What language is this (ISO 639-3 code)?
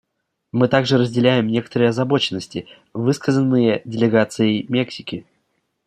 rus